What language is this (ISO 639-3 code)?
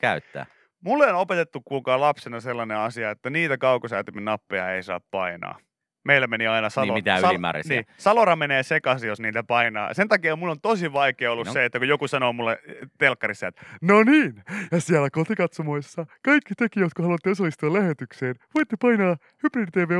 fin